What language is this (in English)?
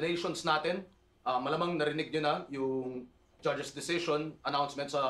Filipino